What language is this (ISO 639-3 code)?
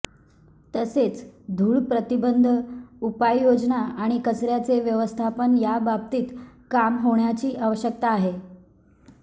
mar